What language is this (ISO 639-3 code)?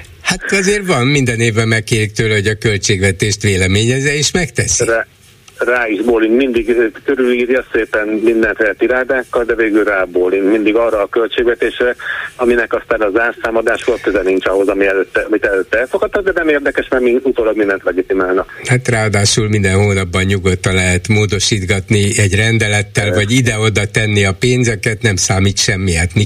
hun